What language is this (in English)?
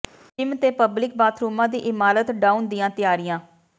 Punjabi